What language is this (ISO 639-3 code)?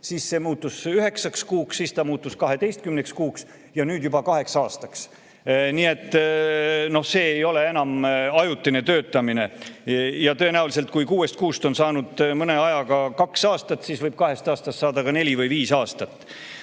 est